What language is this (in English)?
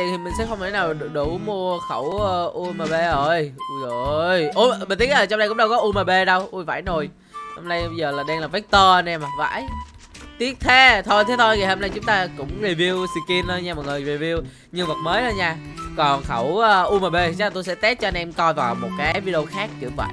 Vietnamese